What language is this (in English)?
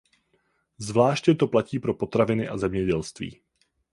Czech